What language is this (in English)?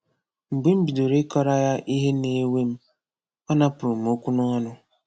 Igbo